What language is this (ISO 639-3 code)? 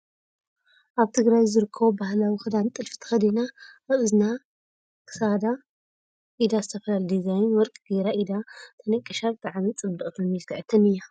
tir